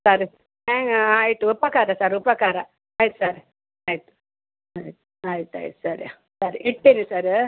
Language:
Kannada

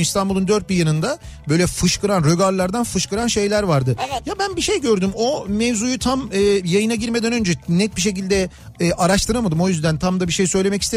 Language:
Turkish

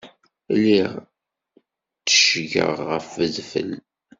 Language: Kabyle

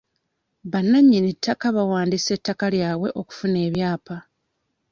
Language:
Ganda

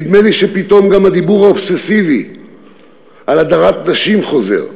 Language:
Hebrew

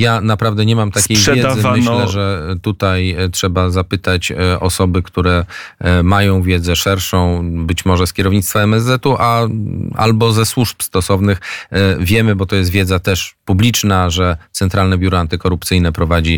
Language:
Polish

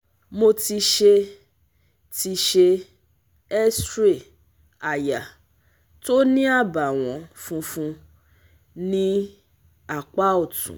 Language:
Yoruba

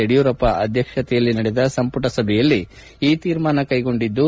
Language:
Kannada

